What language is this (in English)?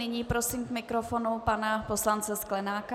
Czech